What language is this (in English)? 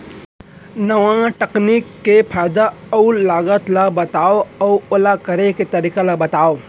Chhattisgarhi